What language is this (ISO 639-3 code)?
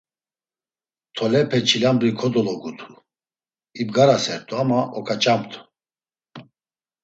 lzz